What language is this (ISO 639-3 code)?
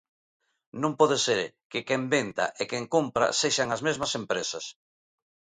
glg